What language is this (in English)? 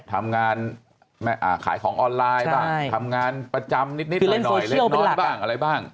Thai